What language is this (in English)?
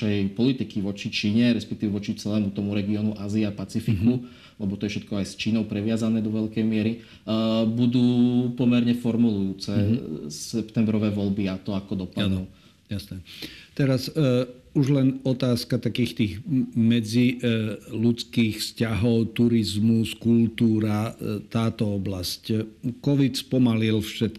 Slovak